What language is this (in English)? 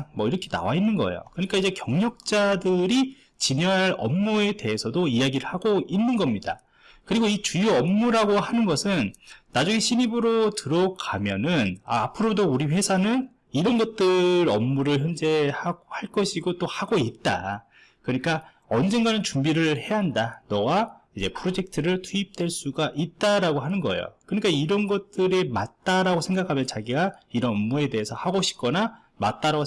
Korean